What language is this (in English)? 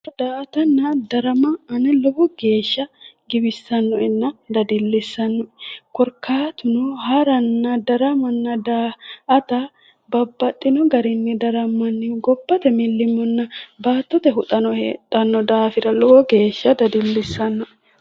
Sidamo